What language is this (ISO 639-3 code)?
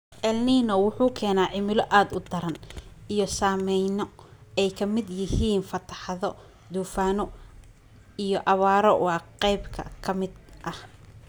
som